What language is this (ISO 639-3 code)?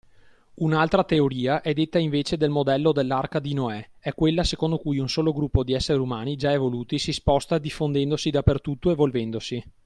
ita